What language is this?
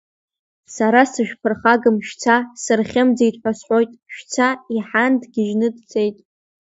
Abkhazian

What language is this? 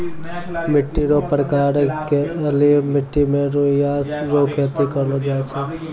Maithili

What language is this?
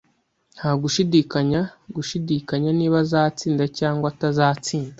Kinyarwanda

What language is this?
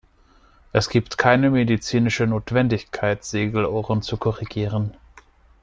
German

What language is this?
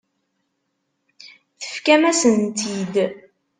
Kabyle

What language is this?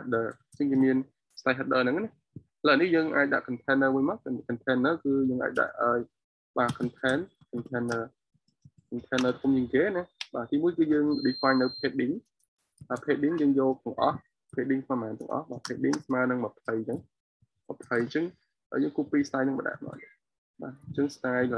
Vietnamese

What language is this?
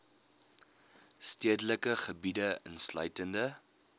Afrikaans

